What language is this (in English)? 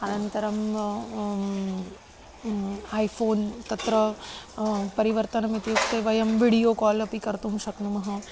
Sanskrit